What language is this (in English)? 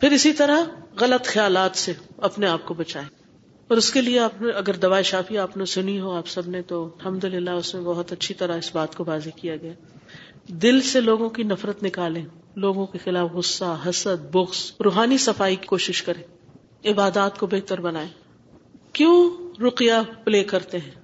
Urdu